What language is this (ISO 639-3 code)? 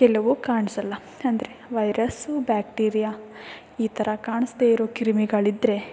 kan